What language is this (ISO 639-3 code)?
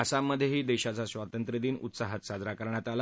mar